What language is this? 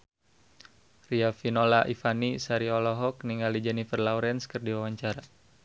Sundanese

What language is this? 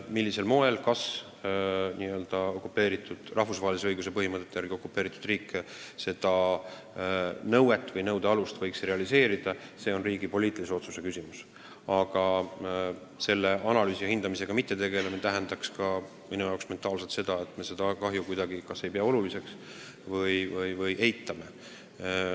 Estonian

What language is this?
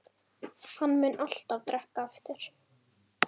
Icelandic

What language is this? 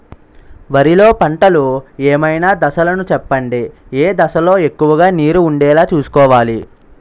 Telugu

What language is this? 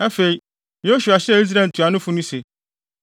Akan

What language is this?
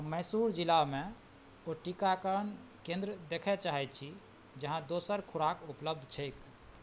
Maithili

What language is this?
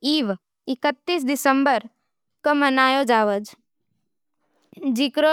Nimadi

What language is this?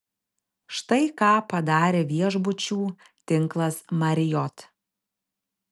Lithuanian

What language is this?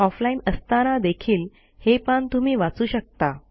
Marathi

